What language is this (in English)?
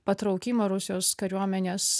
Lithuanian